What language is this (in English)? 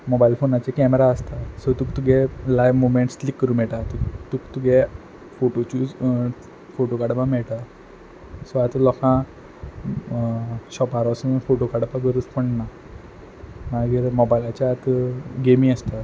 Konkani